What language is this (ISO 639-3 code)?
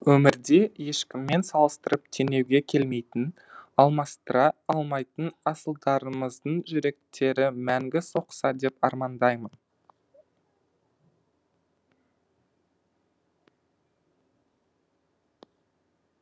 kaz